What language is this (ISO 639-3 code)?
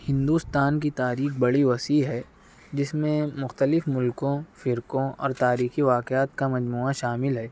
urd